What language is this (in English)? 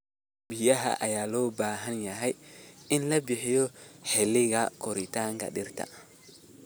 Somali